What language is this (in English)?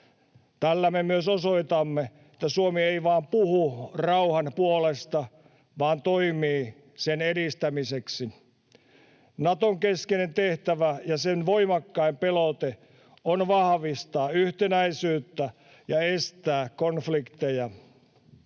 Finnish